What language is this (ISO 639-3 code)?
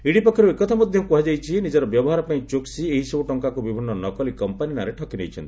ori